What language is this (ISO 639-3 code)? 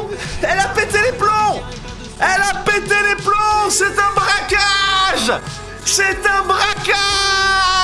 fra